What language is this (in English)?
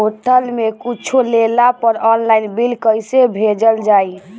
Bhojpuri